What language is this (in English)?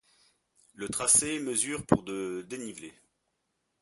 French